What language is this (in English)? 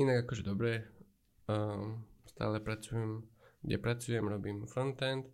Slovak